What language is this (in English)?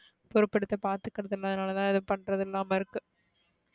Tamil